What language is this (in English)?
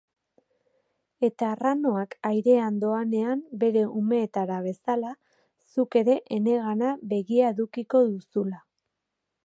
Basque